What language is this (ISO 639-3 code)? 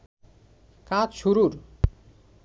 ben